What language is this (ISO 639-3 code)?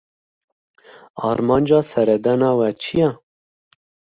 kur